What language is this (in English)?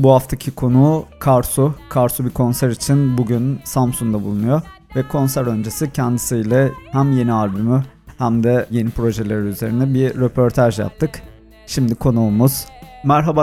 Turkish